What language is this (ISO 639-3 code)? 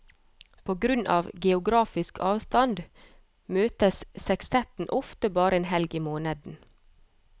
nor